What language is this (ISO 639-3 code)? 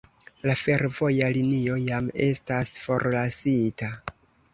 epo